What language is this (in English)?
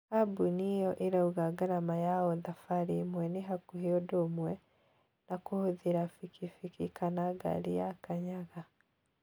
Kikuyu